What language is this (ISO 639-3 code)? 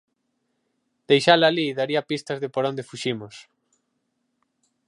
glg